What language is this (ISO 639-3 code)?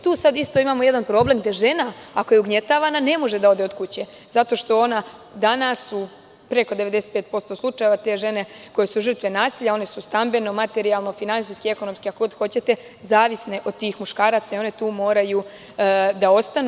srp